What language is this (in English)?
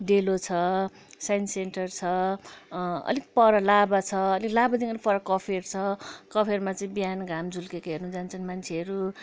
Nepali